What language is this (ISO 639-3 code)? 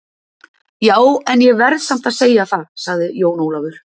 isl